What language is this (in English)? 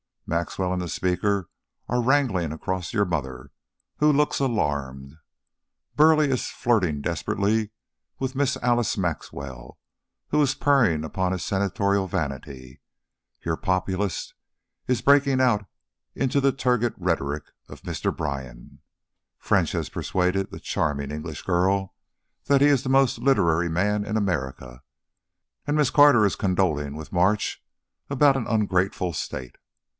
English